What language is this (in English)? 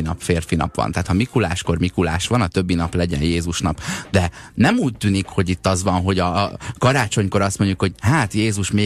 Hungarian